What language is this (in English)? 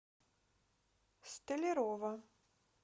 Russian